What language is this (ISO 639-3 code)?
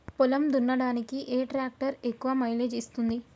tel